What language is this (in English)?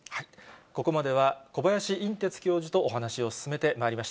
Japanese